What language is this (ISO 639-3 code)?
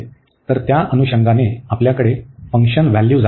mar